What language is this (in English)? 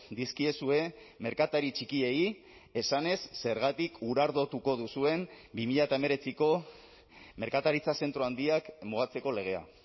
Basque